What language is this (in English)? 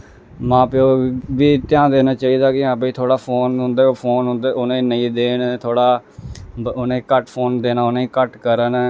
Dogri